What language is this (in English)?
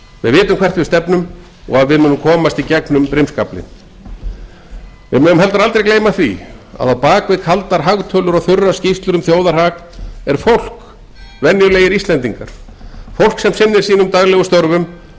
Icelandic